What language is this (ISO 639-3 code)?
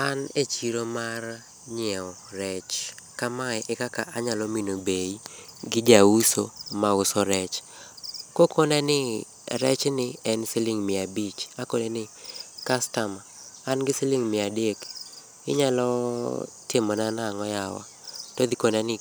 luo